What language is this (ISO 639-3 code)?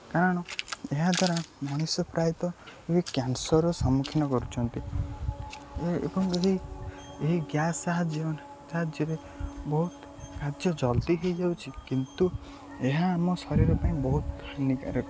ori